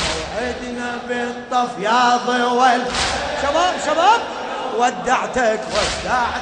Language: Arabic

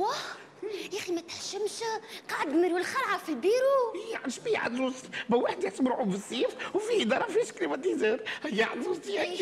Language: Arabic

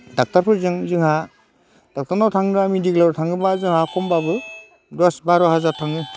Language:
Bodo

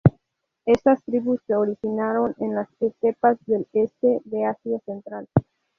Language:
Spanish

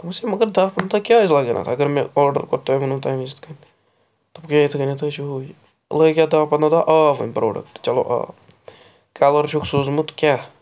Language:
Kashmiri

